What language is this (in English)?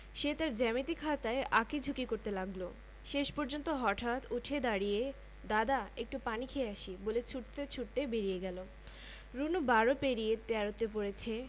Bangla